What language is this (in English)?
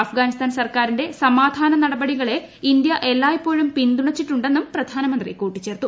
Malayalam